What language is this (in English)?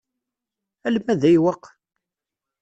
Kabyle